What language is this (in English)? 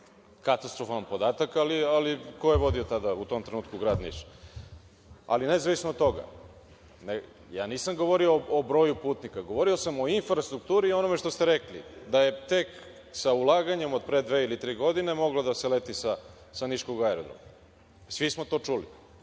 Serbian